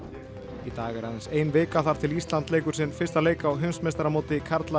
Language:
Icelandic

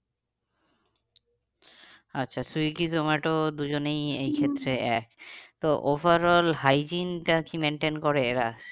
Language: Bangla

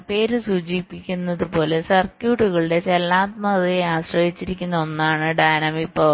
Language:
Malayalam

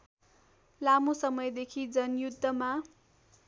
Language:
Nepali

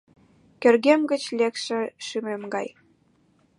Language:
Mari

